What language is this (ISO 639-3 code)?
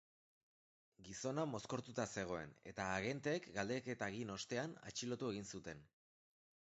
eus